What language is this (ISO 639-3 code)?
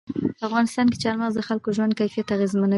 pus